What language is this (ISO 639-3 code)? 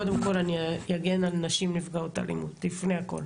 heb